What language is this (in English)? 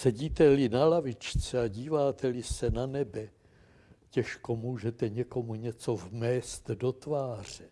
Czech